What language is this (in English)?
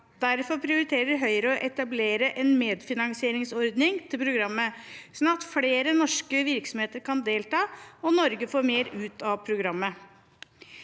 Norwegian